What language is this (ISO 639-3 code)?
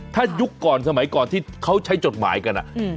tha